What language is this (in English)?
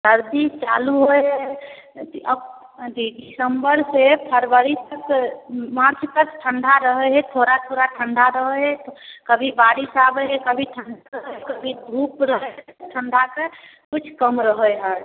Maithili